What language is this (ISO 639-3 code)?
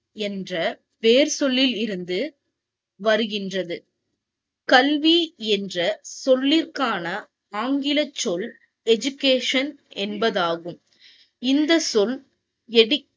tam